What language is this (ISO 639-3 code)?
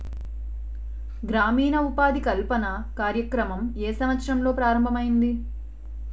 tel